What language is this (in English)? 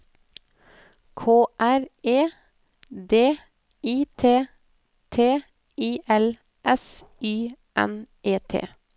Norwegian